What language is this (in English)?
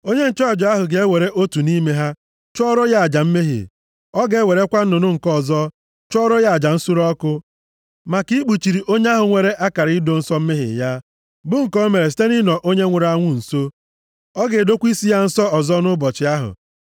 Igbo